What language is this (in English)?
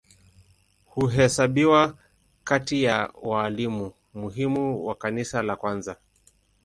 Swahili